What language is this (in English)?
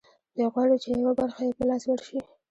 Pashto